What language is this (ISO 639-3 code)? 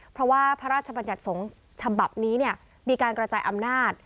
tha